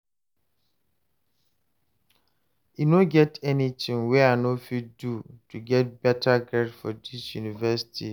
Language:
Nigerian Pidgin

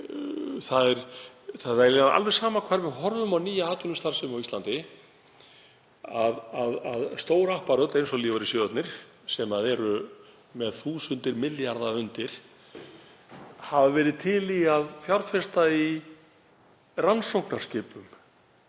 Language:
Icelandic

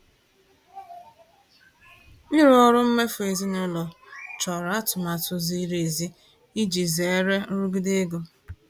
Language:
Igbo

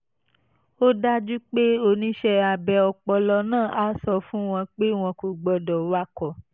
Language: Yoruba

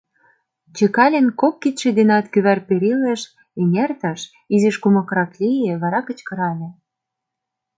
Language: Mari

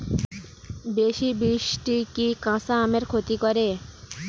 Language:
Bangla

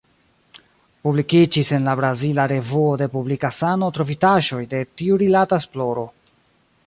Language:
Esperanto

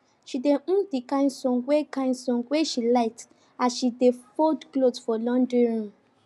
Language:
Nigerian Pidgin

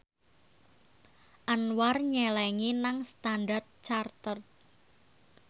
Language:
Javanese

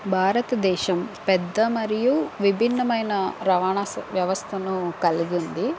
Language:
Telugu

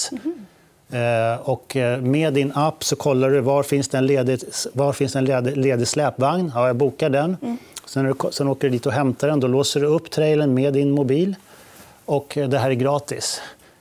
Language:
Swedish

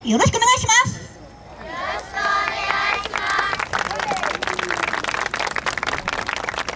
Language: Japanese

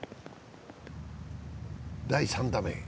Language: Japanese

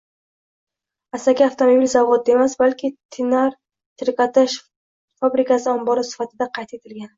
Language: Uzbek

